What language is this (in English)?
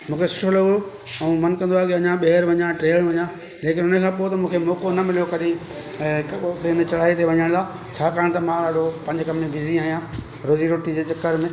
Sindhi